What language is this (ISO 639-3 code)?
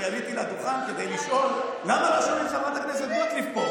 heb